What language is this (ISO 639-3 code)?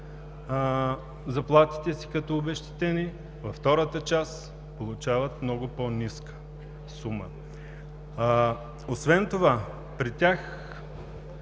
bul